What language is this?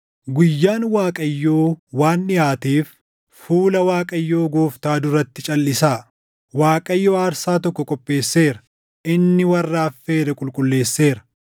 Oromo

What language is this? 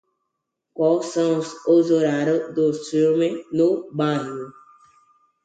Portuguese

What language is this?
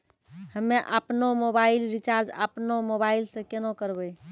Maithili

